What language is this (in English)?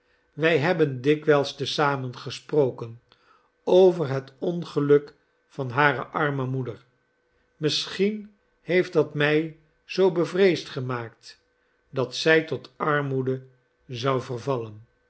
Dutch